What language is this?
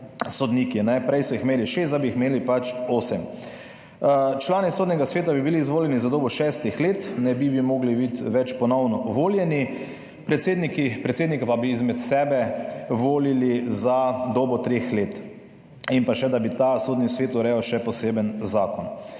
Slovenian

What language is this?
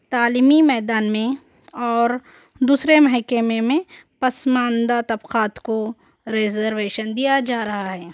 Urdu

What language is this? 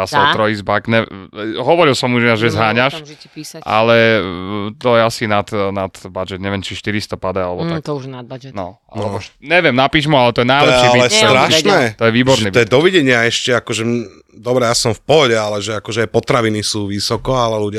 Slovak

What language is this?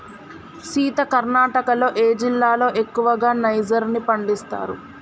Telugu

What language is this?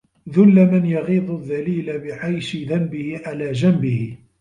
Arabic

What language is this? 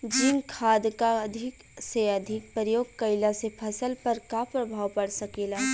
Bhojpuri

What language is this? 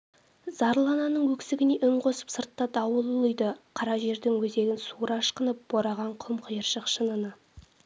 Kazakh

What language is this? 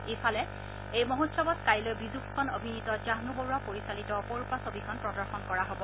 Assamese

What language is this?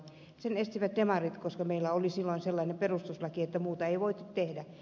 Finnish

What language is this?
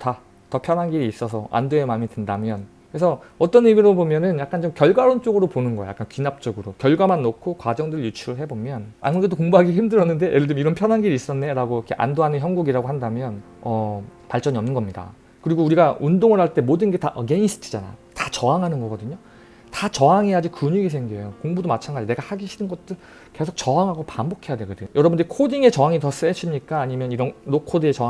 Korean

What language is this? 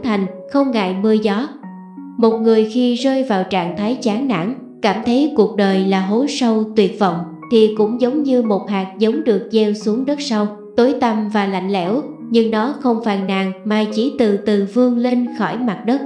Vietnamese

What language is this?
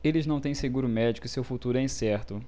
Portuguese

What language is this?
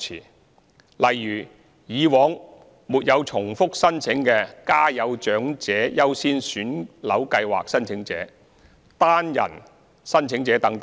Cantonese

